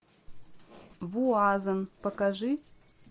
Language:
Russian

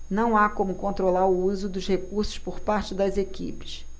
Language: Portuguese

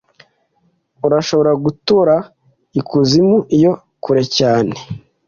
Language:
Kinyarwanda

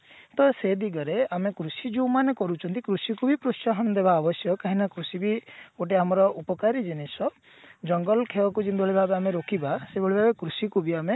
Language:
Odia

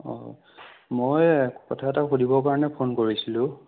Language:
Assamese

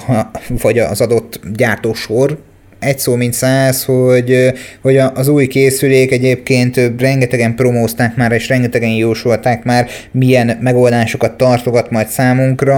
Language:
Hungarian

